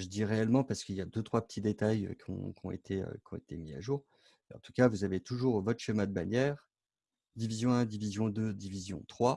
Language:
French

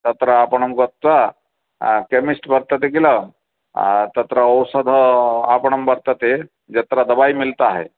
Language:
Sanskrit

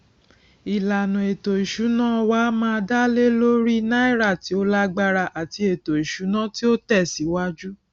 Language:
Yoruba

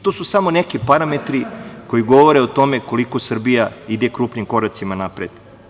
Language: Serbian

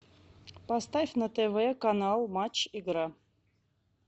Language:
Russian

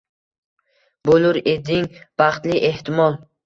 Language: Uzbek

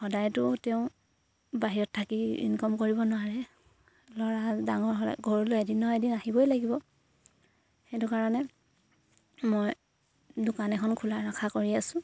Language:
Assamese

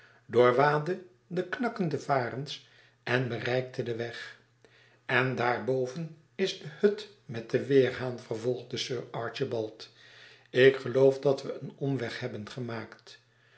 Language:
Dutch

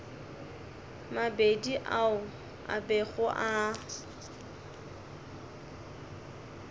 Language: Northern Sotho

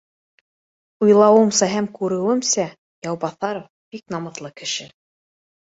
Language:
Bashkir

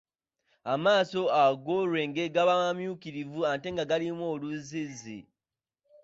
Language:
Ganda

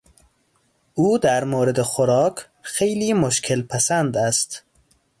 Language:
Persian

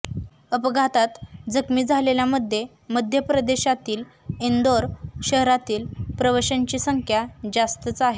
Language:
Marathi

